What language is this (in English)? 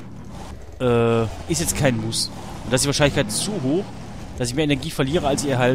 German